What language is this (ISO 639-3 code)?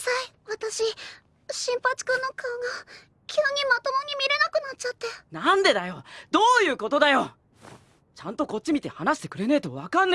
jpn